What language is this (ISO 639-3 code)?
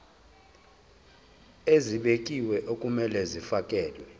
zul